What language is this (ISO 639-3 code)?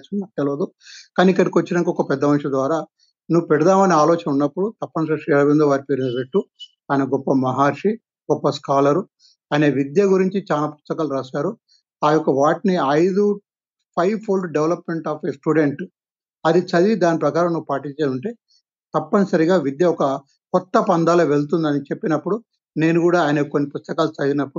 tel